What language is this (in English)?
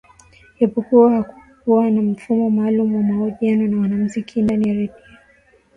Swahili